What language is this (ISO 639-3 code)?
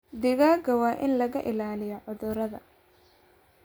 som